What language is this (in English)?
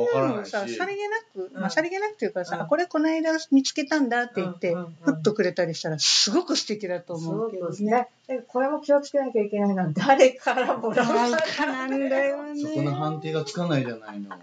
Japanese